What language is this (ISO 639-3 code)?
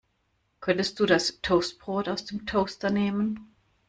deu